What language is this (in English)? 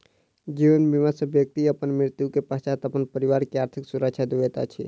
Maithili